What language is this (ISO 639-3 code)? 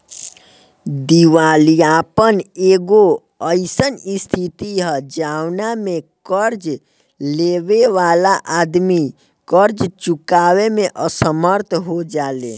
bho